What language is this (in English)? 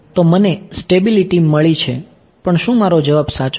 Gujarati